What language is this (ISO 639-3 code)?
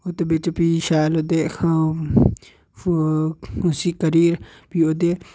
doi